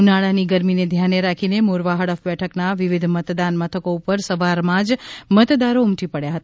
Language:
Gujarati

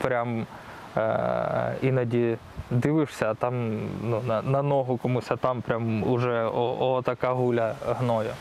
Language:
Ukrainian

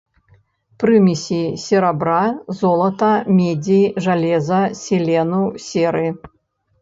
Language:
Belarusian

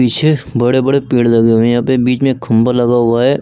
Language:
Hindi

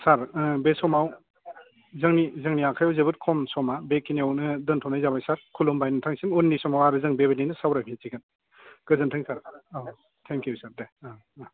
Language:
Bodo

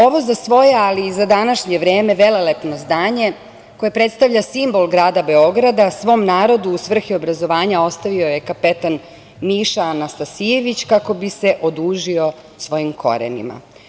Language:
Serbian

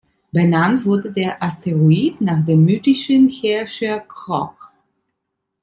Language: German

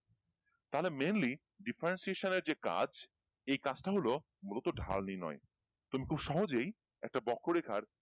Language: Bangla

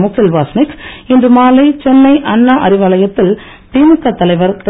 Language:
Tamil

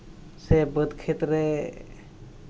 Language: Santali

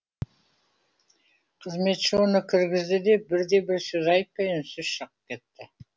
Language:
Kazakh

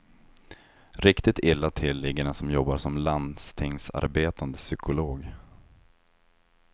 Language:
Swedish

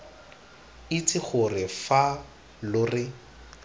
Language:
Tswana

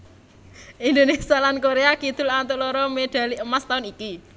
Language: Javanese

